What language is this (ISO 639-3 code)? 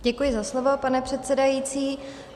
ces